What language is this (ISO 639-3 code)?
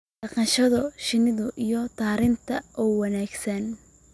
som